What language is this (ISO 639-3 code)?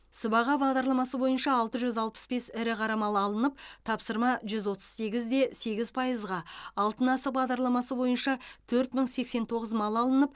kaz